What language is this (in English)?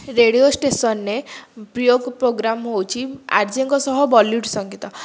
Odia